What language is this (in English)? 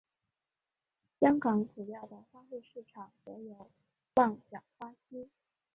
Chinese